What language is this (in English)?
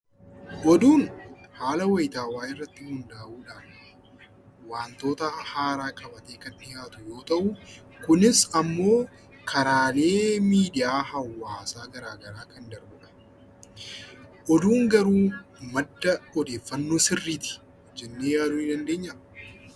Oromo